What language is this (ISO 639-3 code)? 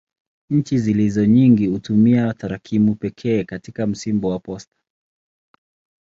swa